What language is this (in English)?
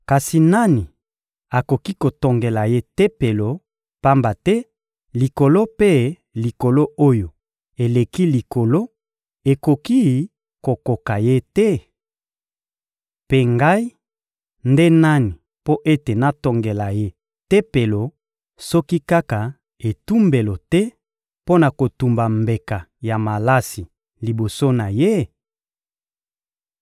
Lingala